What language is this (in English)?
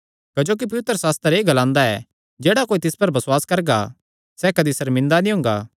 Kangri